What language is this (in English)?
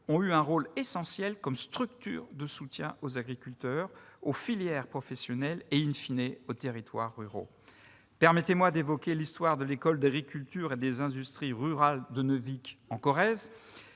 French